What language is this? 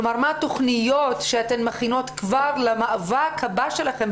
Hebrew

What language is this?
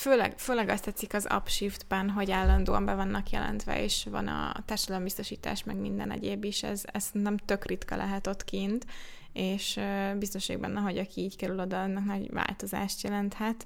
Hungarian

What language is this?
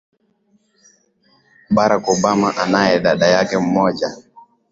Swahili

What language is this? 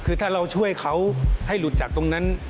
Thai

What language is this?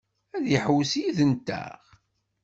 Kabyle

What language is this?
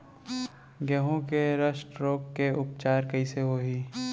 Chhattisgarhi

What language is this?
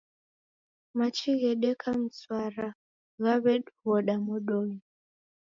Taita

